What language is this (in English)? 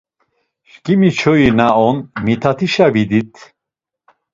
Laz